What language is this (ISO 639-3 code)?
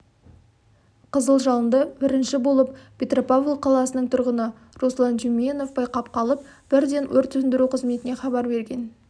kaz